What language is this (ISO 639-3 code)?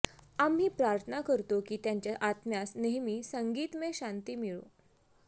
mar